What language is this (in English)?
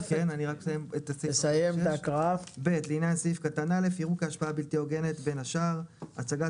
Hebrew